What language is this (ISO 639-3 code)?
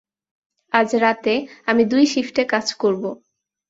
ben